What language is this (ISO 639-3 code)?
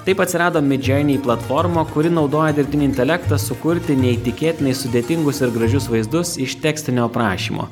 lit